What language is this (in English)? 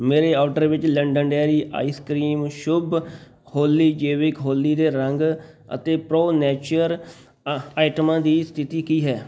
Punjabi